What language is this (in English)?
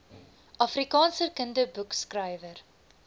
Afrikaans